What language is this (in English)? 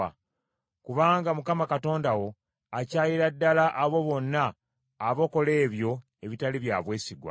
Ganda